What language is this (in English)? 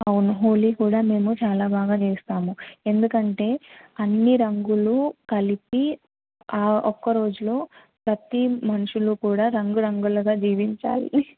Telugu